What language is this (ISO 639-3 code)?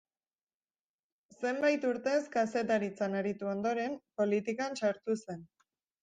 eus